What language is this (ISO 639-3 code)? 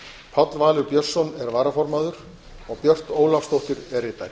isl